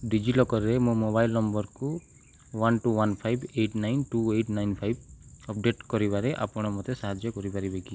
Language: Odia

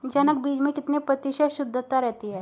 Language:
Hindi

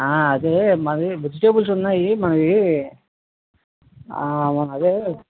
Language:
Telugu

